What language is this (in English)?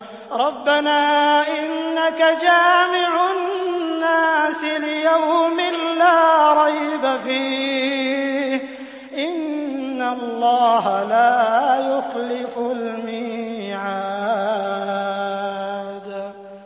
Arabic